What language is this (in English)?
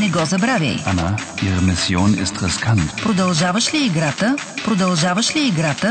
Bulgarian